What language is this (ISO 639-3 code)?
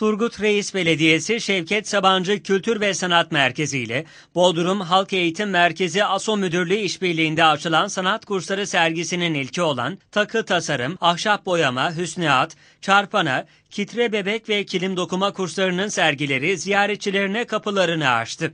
tur